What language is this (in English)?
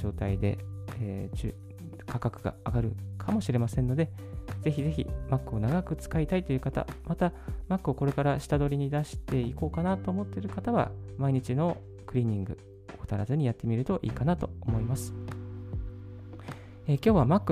Japanese